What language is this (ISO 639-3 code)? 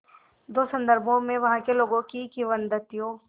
hin